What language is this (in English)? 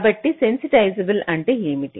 Telugu